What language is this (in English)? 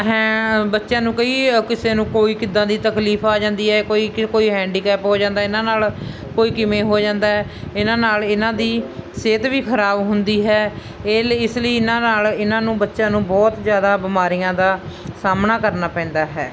Punjabi